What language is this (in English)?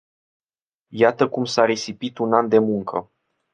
Romanian